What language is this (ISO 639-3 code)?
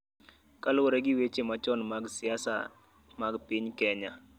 luo